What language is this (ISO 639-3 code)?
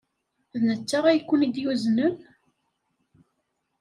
kab